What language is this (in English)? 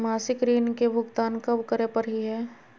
Magahi